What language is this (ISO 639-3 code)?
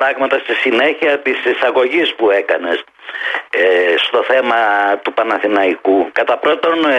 ell